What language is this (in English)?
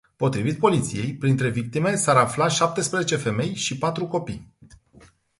Romanian